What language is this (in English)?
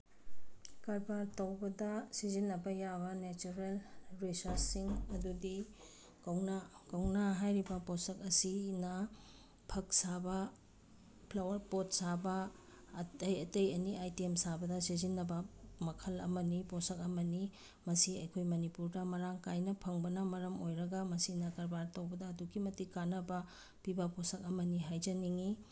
Manipuri